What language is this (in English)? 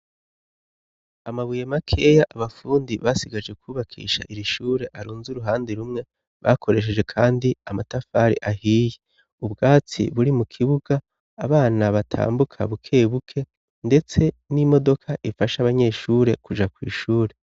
Rundi